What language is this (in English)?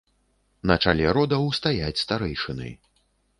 Belarusian